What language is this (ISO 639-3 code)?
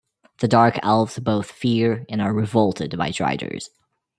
eng